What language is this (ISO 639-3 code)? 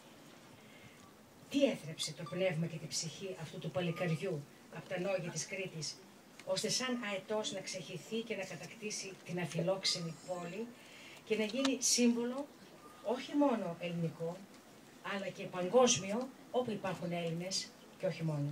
ell